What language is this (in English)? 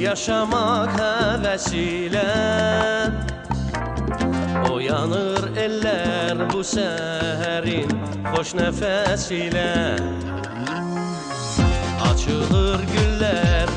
Turkish